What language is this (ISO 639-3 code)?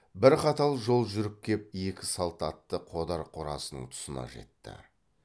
kaz